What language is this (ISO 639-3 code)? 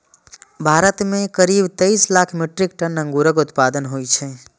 mai